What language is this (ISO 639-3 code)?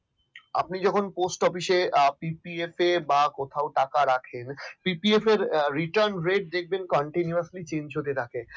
ben